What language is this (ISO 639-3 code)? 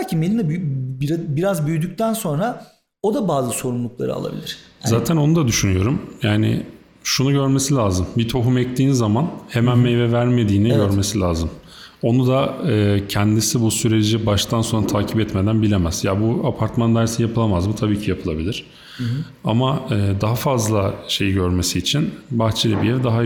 tur